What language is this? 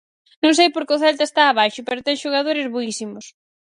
Galician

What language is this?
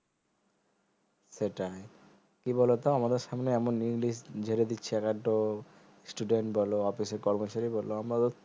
Bangla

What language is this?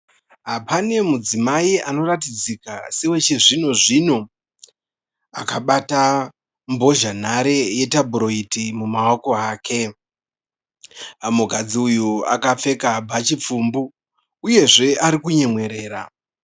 Shona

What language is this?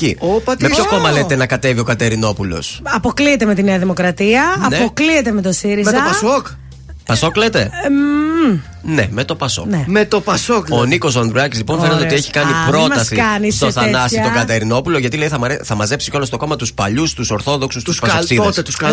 Greek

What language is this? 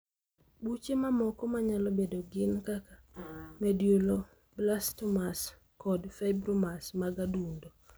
Luo (Kenya and Tanzania)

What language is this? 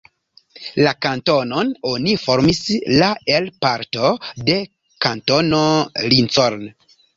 Esperanto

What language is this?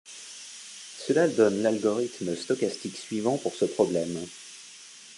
French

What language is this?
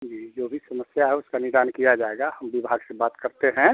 Hindi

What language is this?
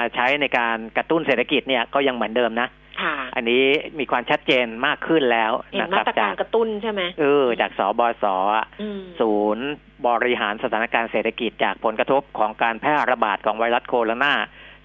Thai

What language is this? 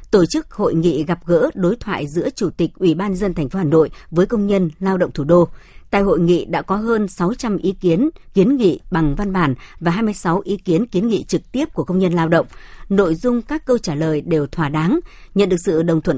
Vietnamese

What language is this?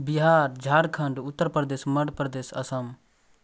Maithili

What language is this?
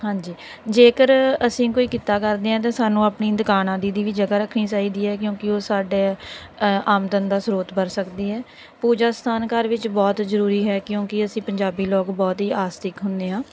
Punjabi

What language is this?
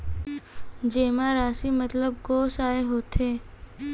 Chhattisgarhi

